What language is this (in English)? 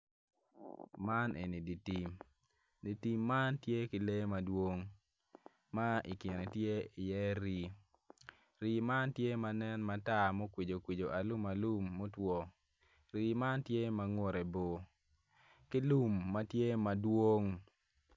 Acoli